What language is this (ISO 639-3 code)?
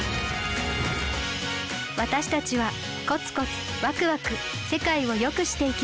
jpn